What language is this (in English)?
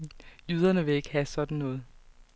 Danish